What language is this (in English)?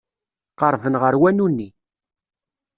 Kabyle